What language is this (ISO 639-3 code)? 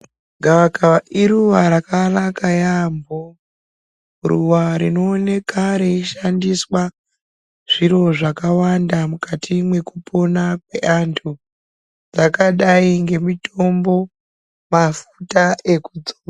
ndc